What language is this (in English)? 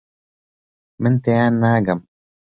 Central Kurdish